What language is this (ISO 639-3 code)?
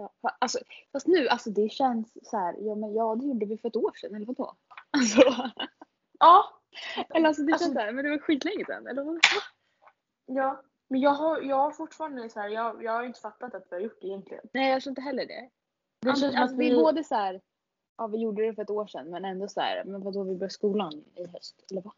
swe